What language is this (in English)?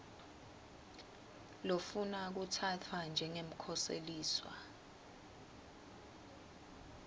Swati